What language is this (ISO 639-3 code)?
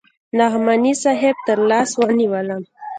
pus